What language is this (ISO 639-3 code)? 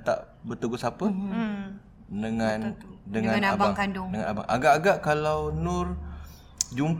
msa